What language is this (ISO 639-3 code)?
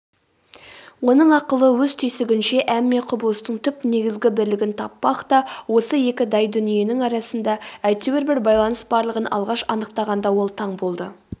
kaz